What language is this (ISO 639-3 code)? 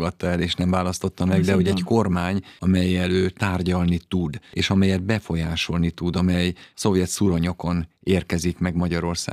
hun